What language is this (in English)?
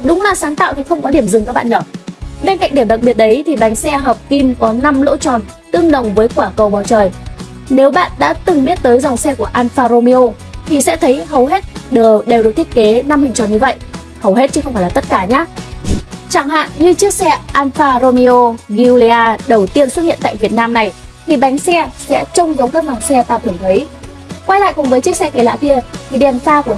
Vietnamese